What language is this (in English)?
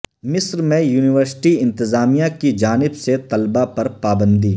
Urdu